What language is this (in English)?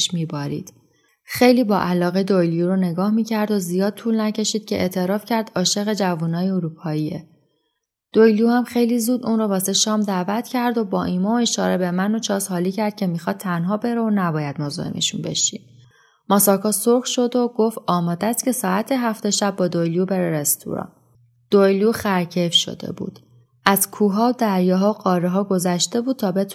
Persian